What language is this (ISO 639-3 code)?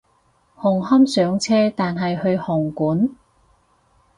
yue